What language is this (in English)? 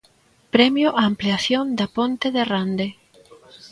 Galician